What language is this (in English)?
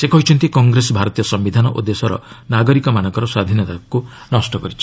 Odia